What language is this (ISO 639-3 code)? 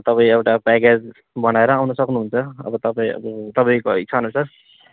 nep